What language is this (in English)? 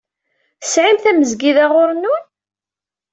Kabyle